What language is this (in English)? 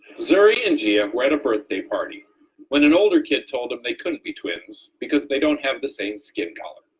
English